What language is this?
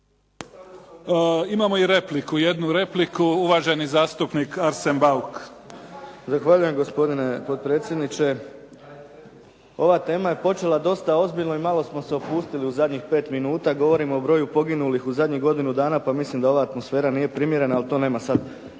Croatian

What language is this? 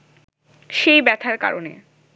Bangla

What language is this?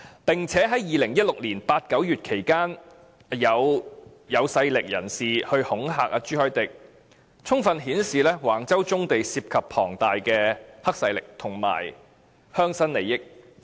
Cantonese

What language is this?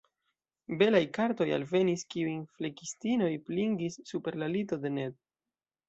Esperanto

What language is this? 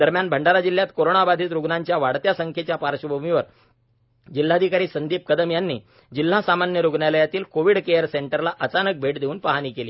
Marathi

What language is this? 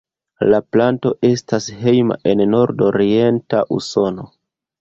Esperanto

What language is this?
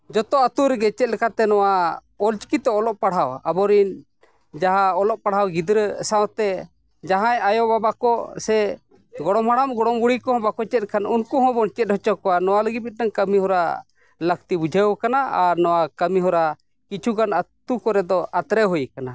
Santali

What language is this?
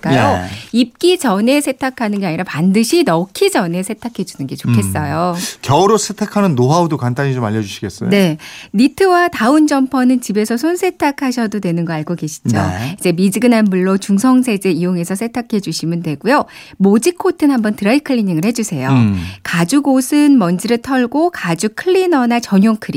Korean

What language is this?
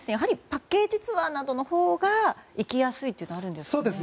Japanese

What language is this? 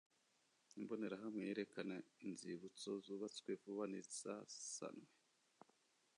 Kinyarwanda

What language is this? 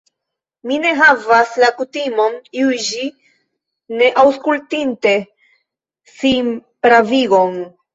Esperanto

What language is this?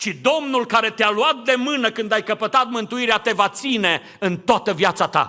Romanian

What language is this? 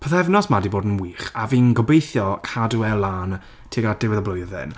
Welsh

